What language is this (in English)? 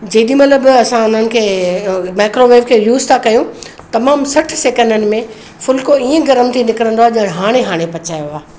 Sindhi